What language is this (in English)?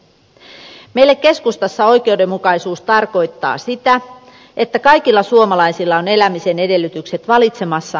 Finnish